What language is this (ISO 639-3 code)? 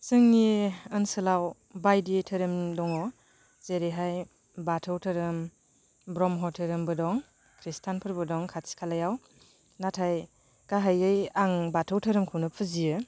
brx